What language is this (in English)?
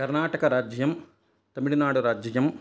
Sanskrit